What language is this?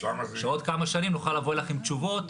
Hebrew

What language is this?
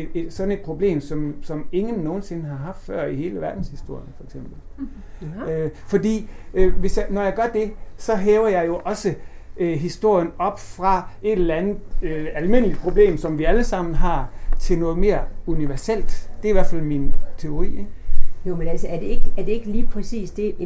Danish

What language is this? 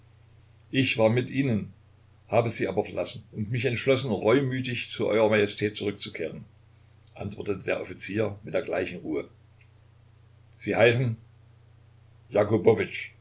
German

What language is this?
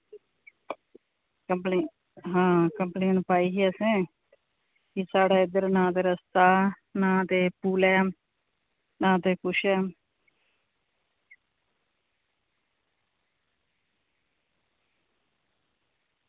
Dogri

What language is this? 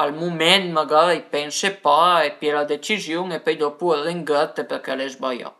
Piedmontese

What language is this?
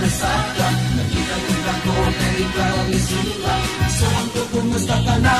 Thai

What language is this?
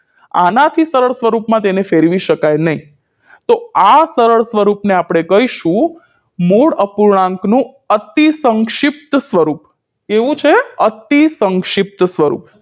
Gujarati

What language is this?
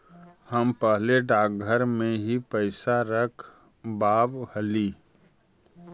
Magahi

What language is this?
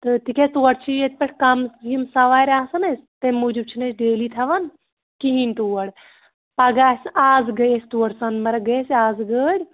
Kashmiri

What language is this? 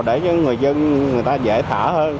Vietnamese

